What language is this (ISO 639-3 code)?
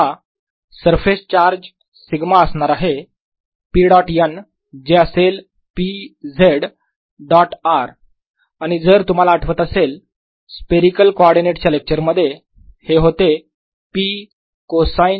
mar